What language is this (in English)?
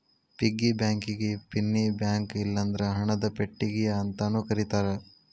Kannada